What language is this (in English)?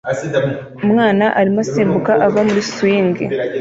Kinyarwanda